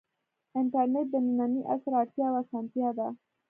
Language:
Pashto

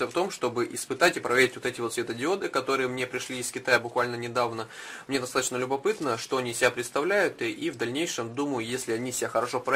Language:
Russian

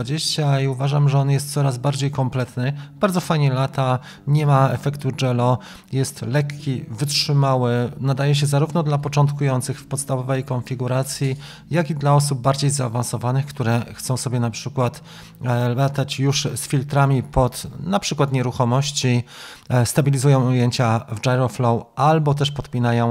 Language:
Polish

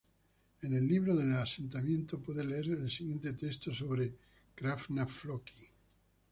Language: Spanish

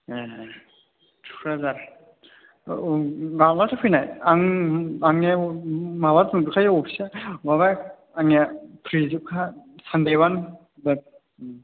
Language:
Bodo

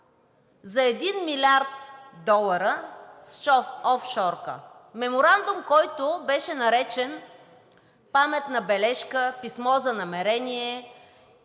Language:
Bulgarian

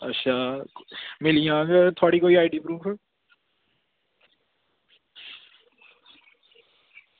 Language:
Dogri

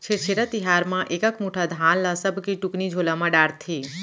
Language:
Chhattisgarhi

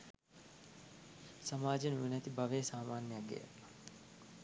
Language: Sinhala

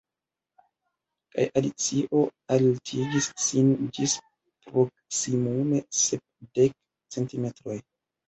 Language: Esperanto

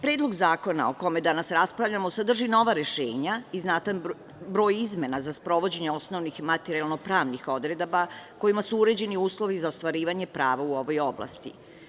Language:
Serbian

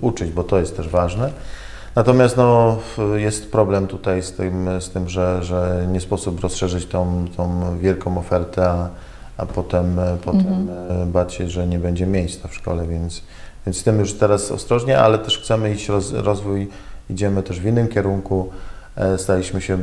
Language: Polish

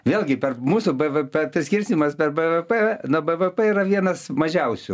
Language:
Lithuanian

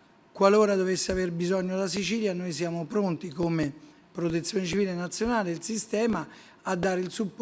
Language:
Italian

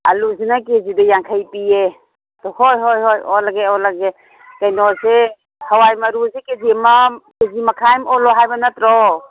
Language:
Manipuri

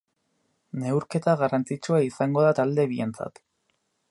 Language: Basque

